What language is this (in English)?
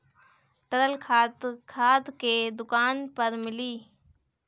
Bhojpuri